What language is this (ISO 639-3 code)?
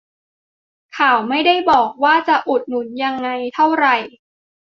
tha